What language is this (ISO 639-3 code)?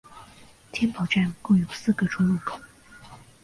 zho